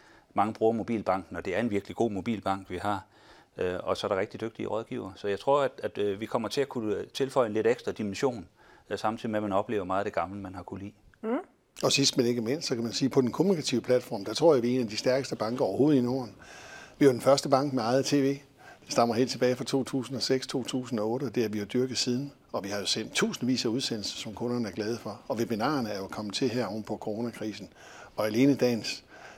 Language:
Danish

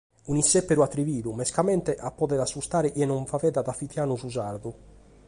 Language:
Sardinian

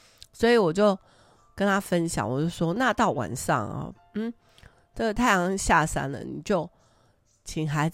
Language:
Chinese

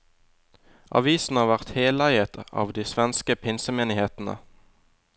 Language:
Norwegian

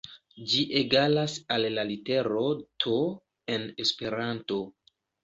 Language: Esperanto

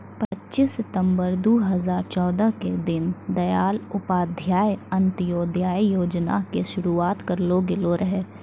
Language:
Maithili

